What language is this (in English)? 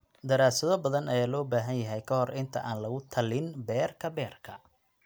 Somali